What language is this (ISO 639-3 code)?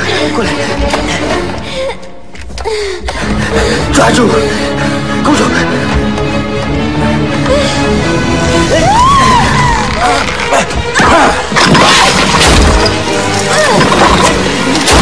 tur